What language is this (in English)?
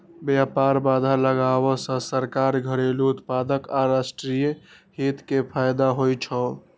Maithili